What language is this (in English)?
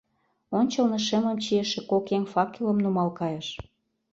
Mari